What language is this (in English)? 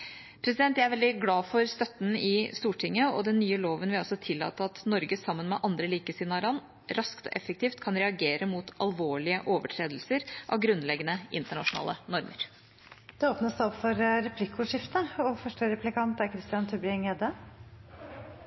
Norwegian Bokmål